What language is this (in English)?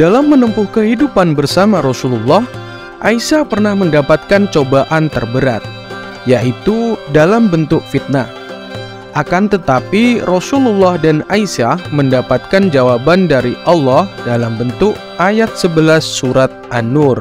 Indonesian